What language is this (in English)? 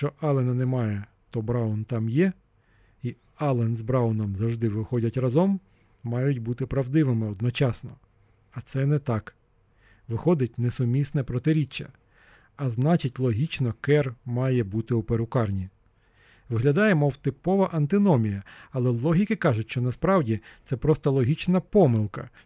Ukrainian